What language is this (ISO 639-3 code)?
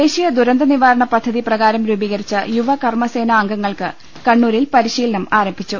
mal